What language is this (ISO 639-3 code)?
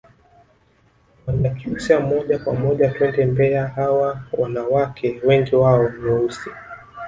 swa